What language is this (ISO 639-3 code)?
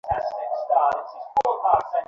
ben